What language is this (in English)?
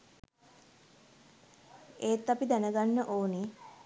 Sinhala